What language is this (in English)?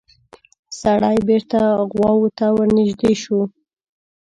Pashto